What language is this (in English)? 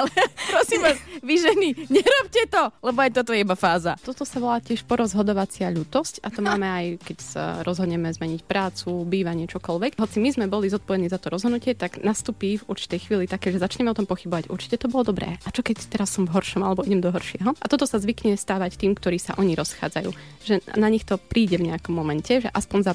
Slovak